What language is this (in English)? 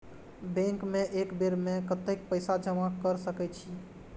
Maithili